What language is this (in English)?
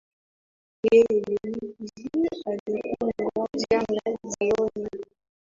Swahili